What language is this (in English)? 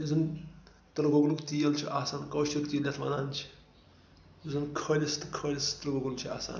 Kashmiri